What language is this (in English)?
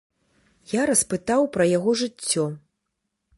Belarusian